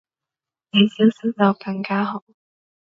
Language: Cantonese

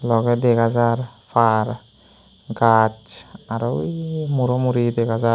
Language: Chakma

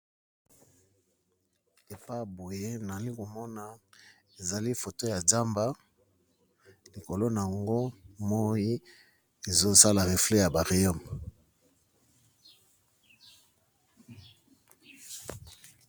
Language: Lingala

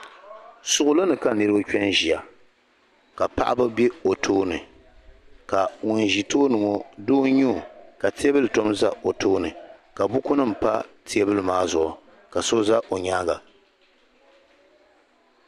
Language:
Dagbani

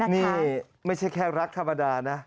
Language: Thai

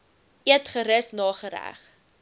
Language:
Afrikaans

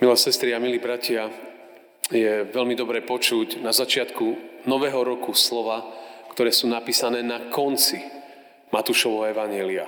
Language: Slovak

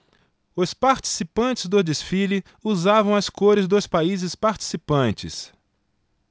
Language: Portuguese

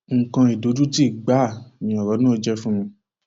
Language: Yoruba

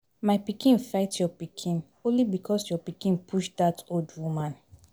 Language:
Nigerian Pidgin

